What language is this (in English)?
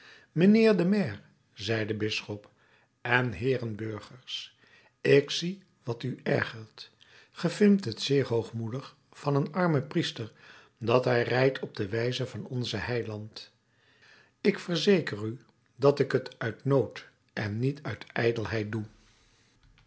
Dutch